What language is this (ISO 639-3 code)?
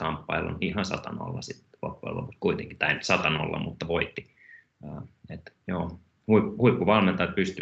fin